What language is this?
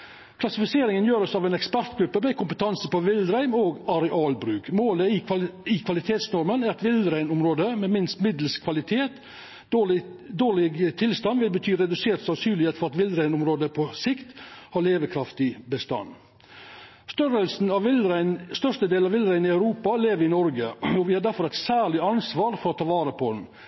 Norwegian Nynorsk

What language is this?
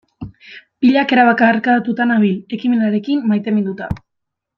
Basque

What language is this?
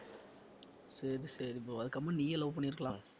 Tamil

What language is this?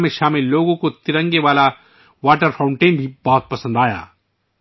Urdu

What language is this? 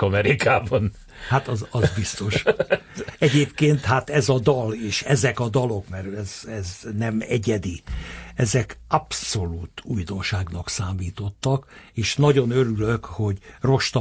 Hungarian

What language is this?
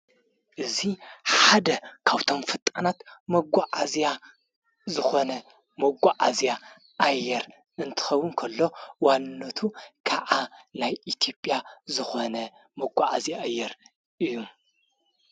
Tigrinya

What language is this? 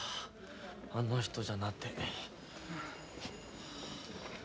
Japanese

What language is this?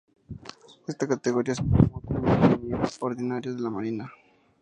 Spanish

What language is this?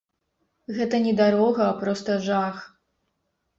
Belarusian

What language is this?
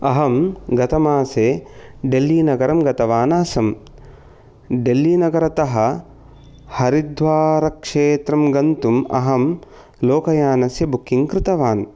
Sanskrit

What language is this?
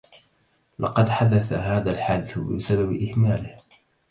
Arabic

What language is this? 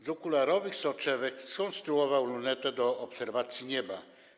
Polish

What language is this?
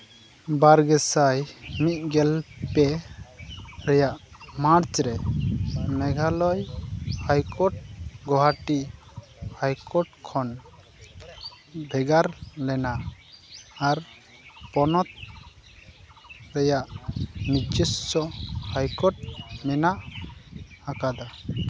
Santali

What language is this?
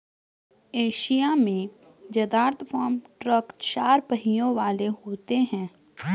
Hindi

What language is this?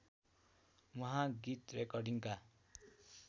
Nepali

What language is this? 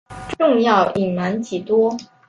Chinese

